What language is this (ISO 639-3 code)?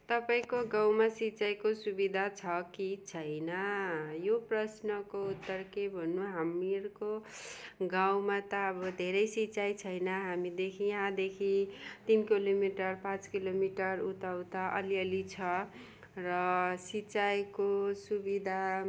nep